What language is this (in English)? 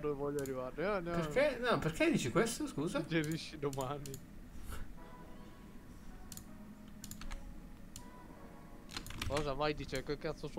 Italian